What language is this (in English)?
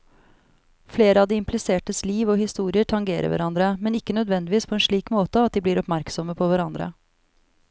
Norwegian